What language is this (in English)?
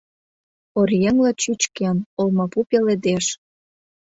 Mari